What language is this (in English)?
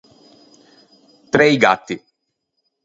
Ligurian